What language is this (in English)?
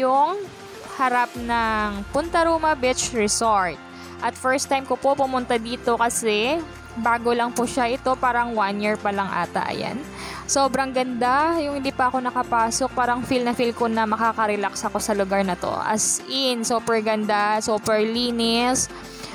Filipino